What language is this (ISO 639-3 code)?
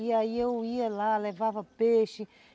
por